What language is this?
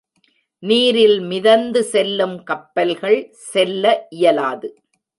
Tamil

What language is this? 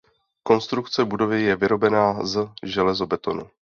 Czech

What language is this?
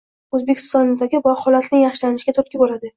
Uzbek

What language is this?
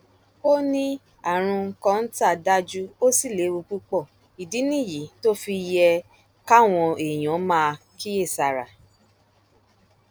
Yoruba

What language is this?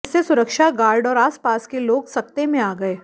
Hindi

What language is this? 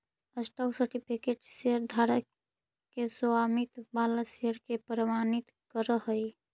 Magahi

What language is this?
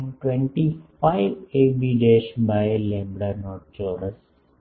Gujarati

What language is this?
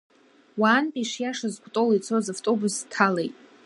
Abkhazian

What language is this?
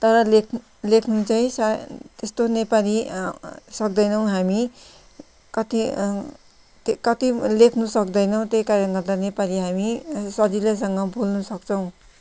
Nepali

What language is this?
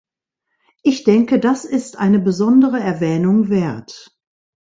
German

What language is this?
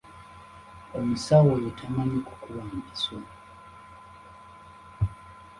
Ganda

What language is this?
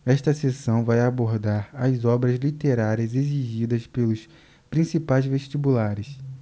Portuguese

